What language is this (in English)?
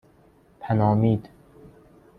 Persian